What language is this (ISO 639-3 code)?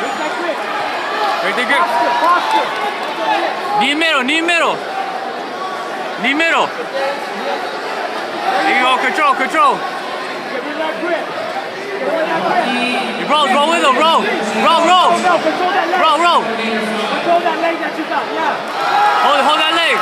eng